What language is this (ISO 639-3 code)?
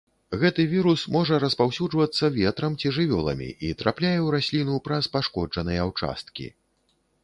bel